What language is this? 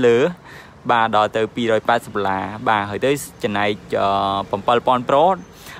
Vietnamese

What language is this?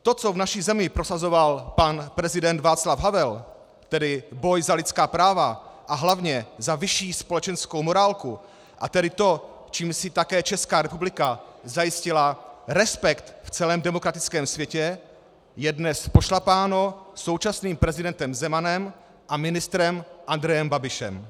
Czech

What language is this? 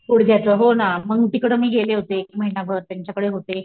Marathi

